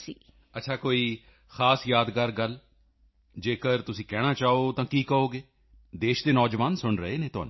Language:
Punjabi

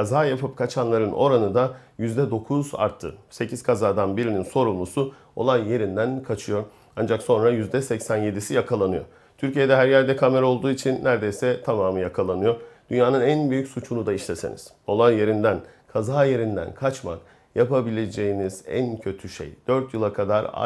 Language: Turkish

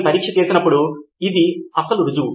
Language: Telugu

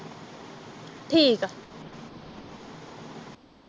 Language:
Punjabi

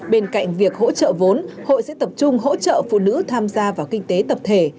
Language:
Vietnamese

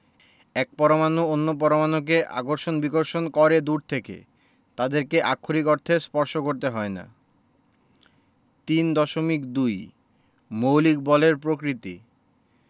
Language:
Bangla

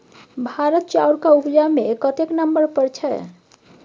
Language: Maithili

